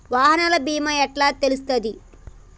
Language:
Telugu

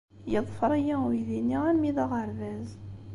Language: Kabyle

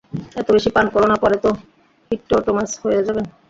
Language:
Bangla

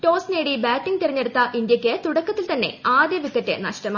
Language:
Malayalam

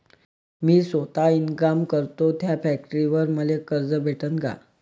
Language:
Marathi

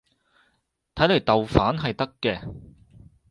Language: Cantonese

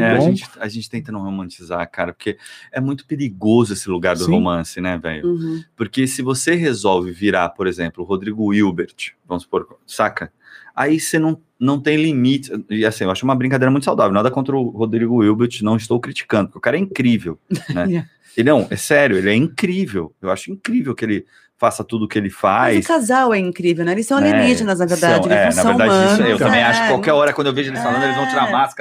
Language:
Portuguese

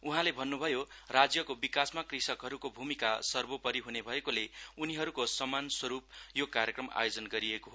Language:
Nepali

